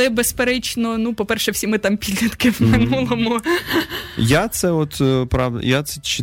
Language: Russian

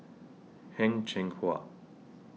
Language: English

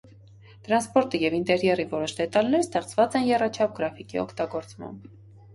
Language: Armenian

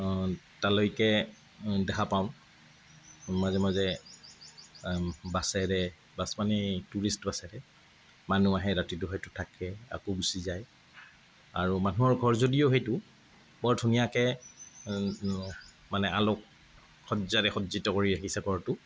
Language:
Assamese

